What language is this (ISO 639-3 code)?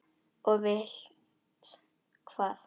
isl